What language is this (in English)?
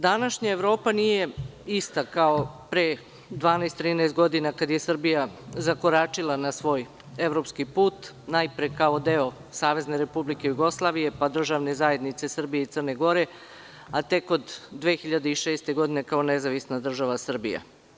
Serbian